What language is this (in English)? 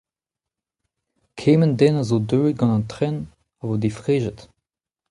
Breton